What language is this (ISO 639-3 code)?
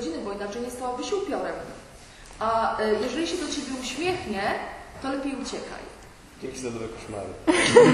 pol